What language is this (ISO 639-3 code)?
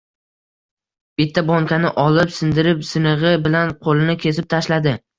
uzb